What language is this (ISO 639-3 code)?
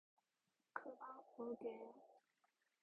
kor